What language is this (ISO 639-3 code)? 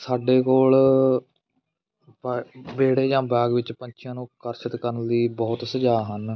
pan